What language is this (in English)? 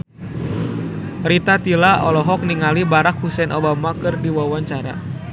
Sundanese